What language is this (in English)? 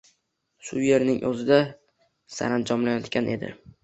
Uzbek